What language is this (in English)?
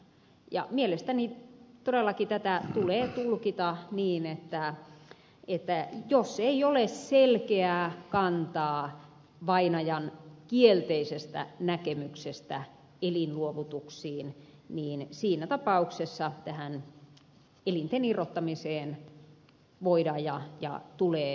Finnish